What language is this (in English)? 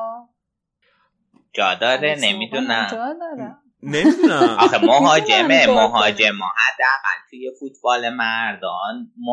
Persian